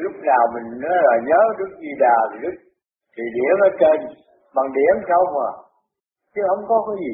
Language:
Vietnamese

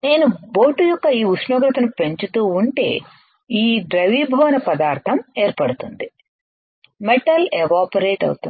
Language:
Telugu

